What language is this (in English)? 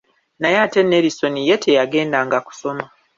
Ganda